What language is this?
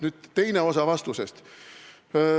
Estonian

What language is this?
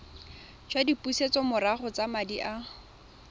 Tswana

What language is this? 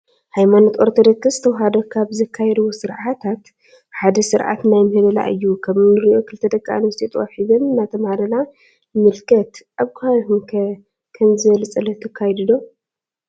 Tigrinya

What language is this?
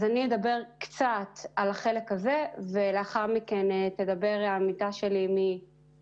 Hebrew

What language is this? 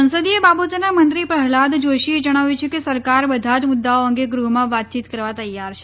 Gujarati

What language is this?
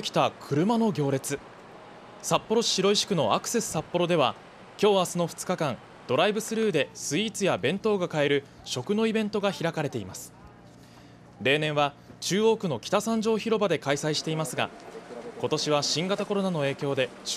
Japanese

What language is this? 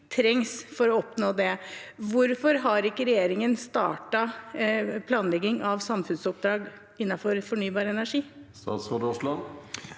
Norwegian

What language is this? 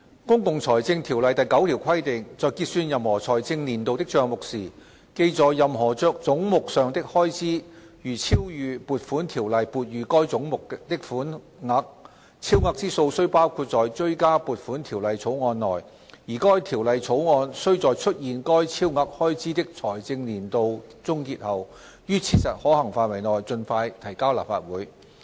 Cantonese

